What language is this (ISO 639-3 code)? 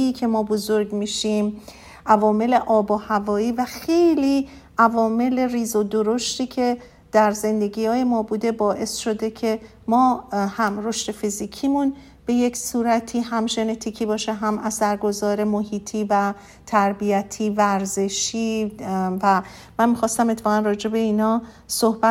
fas